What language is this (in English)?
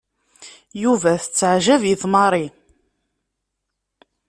Kabyle